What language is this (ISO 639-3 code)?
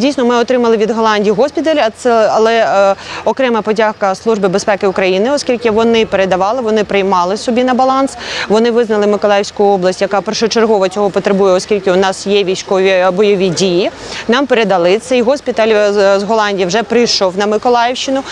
ukr